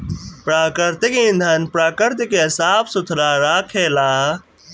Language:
Bhojpuri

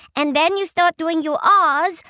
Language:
English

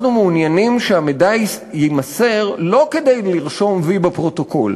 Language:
Hebrew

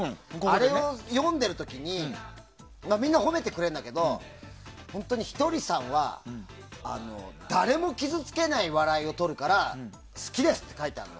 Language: Japanese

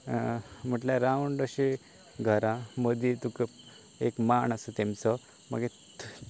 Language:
Konkani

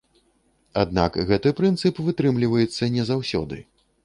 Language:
Belarusian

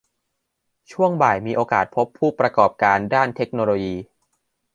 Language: Thai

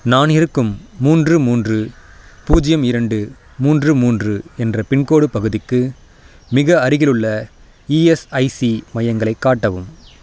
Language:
Tamil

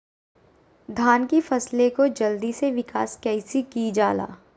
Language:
Magahi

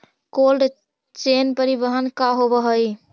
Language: Magahi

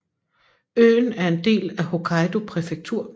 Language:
Danish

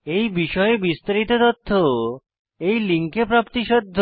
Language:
Bangla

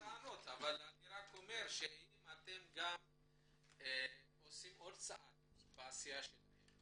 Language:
Hebrew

